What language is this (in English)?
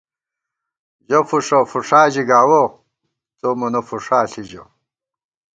Gawar-Bati